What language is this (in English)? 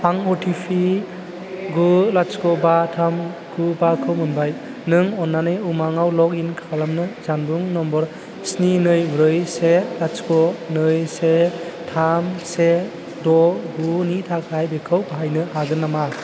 Bodo